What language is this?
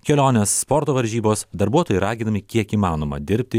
Lithuanian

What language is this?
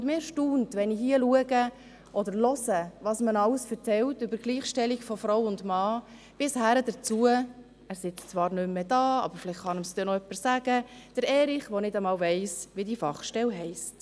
Swiss German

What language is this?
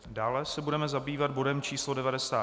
Czech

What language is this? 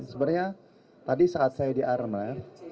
Indonesian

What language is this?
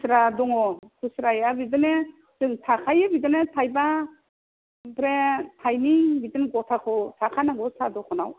Bodo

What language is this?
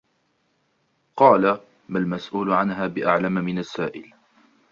Arabic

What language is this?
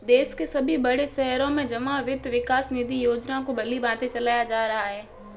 Hindi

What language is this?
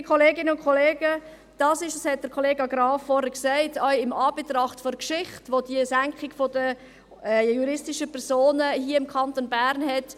Swiss German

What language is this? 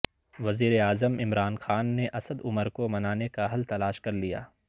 Urdu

